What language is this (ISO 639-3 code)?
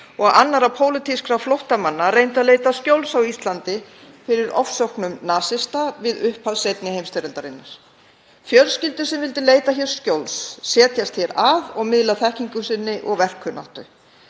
isl